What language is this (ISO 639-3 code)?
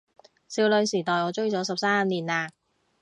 yue